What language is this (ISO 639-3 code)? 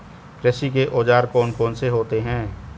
hin